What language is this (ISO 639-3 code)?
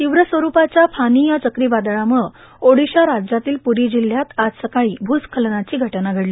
mar